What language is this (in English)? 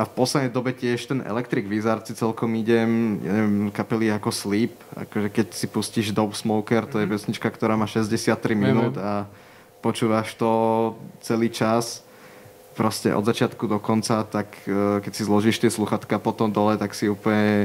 Slovak